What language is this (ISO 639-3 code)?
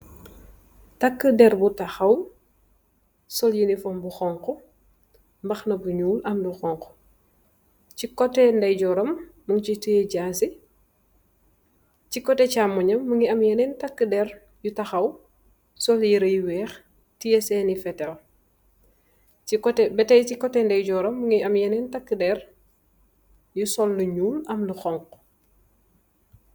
wol